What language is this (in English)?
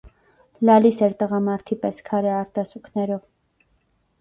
Armenian